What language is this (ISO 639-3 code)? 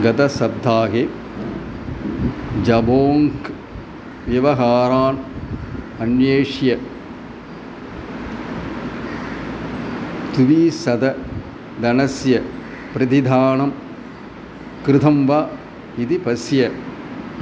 san